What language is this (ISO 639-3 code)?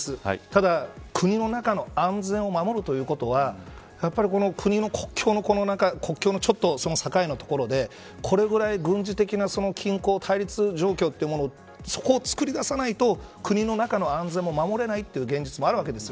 jpn